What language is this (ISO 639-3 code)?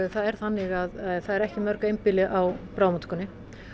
isl